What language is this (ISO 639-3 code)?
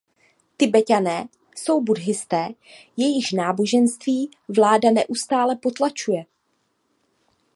ces